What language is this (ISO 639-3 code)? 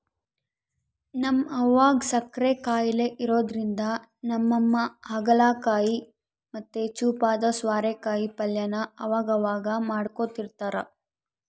kan